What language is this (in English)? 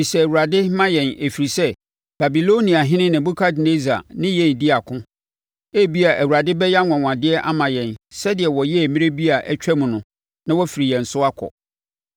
Akan